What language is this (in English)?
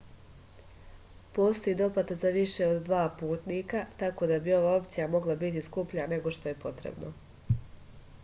Serbian